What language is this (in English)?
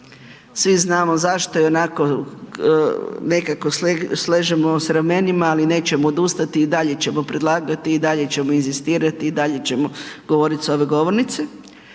Croatian